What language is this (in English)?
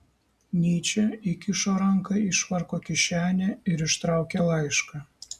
Lithuanian